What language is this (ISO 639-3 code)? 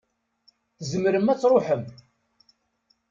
kab